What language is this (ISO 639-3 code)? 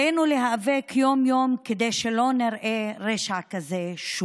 heb